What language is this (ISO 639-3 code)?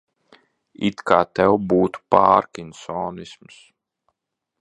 lav